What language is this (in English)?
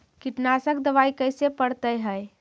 Magahi